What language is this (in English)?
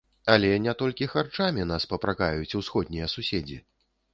Belarusian